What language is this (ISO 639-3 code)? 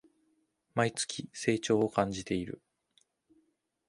jpn